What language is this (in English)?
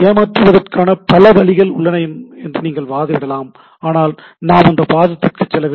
Tamil